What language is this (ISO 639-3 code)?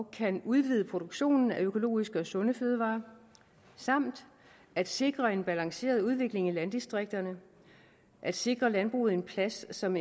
dan